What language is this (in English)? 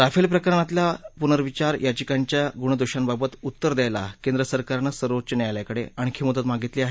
Marathi